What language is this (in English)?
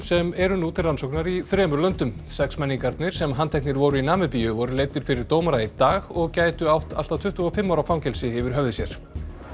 Icelandic